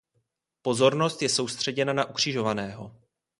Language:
Czech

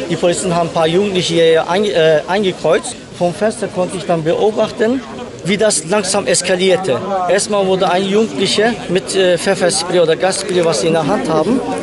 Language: German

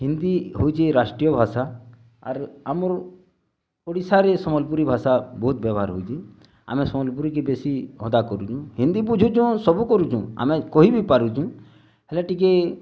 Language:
Odia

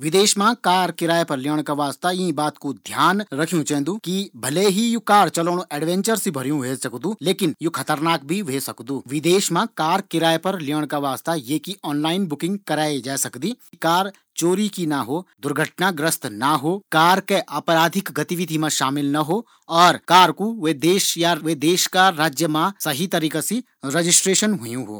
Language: Garhwali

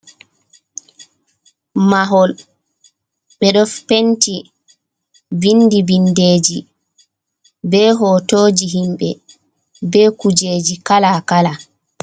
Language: Fula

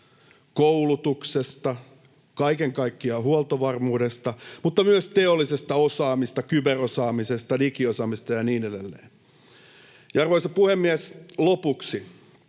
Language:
Finnish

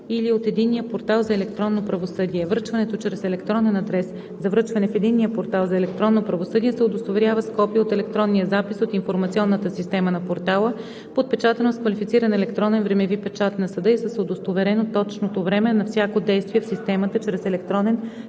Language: Bulgarian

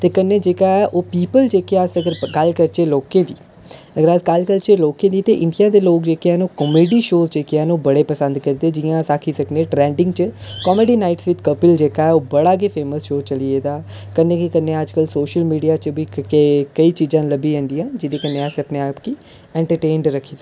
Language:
Dogri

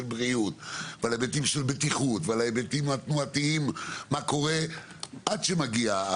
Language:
Hebrew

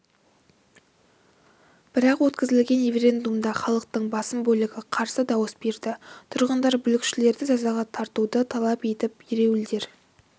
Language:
Kazakh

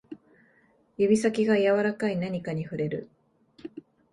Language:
Japanese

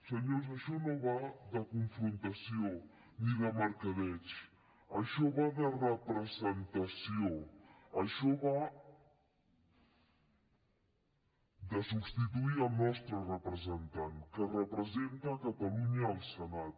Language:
Catalan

